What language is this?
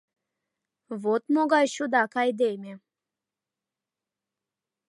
Mari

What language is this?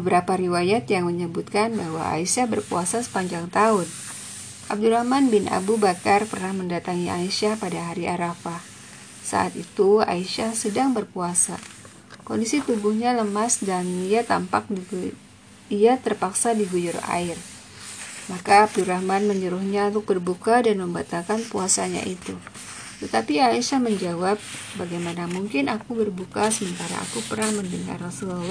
Indonesian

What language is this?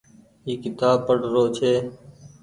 Goaria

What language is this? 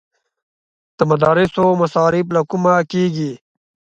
Pashto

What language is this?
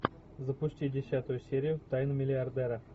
Russian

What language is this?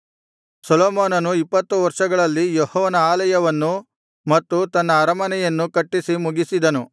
Kannada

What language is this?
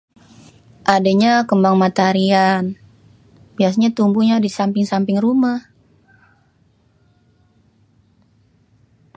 Betawi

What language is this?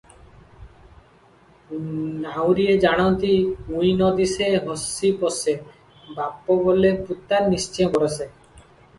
Odia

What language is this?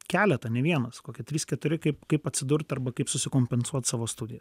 Lithuanian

